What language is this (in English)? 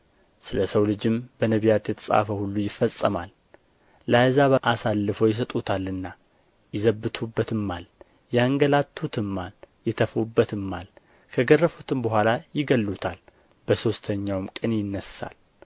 Amharic